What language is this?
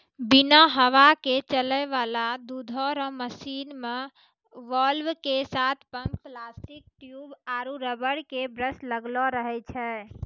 Maithili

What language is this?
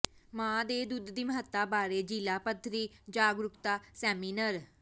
Punjabi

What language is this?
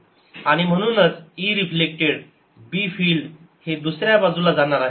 Marathi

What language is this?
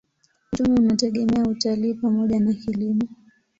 Swahili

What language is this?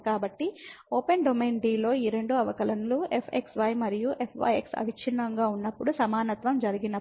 Telugu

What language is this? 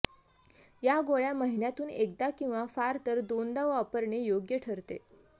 Marathi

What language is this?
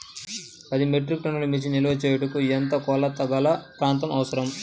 Telugu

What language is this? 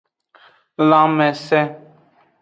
Aja (Benin)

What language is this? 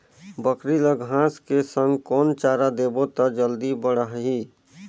Chhattisgarhi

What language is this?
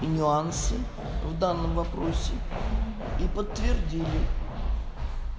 Russian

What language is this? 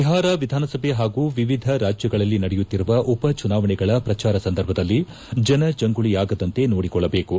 Kannada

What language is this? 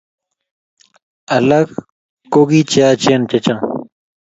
Kalenjin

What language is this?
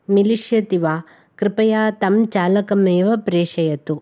Sanskrit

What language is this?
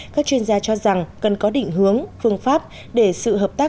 Vietnamese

